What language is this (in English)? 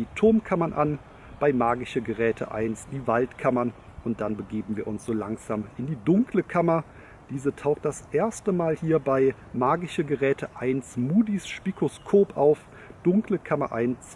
German